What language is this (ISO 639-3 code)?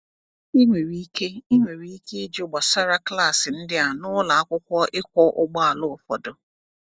ibo